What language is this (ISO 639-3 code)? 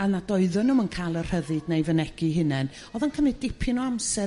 cym